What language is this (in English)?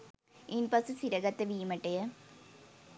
Sinhala